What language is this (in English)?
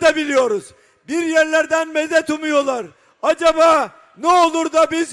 Turkish